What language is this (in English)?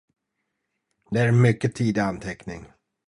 Swedish